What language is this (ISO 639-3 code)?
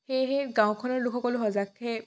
asm